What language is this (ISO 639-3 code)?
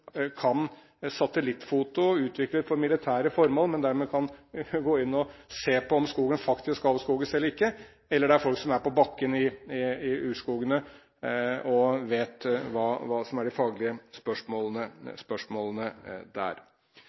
nob